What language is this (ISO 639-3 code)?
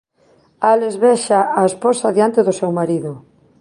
glg